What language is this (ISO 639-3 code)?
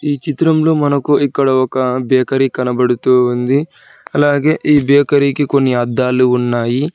tel